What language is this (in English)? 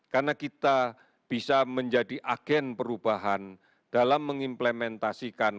Indonesian